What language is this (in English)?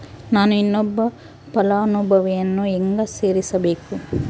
Kannada